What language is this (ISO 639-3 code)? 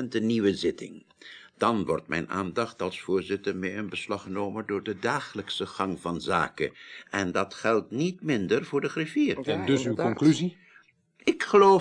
nld